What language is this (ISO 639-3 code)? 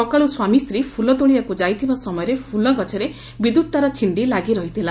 ori